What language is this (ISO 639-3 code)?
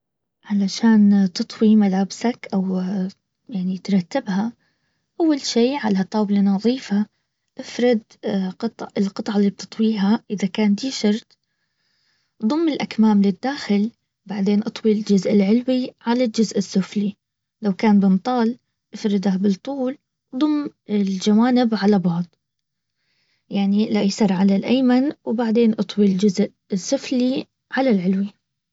abv